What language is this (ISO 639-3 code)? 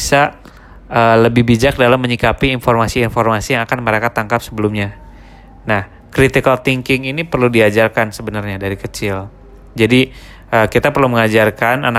ind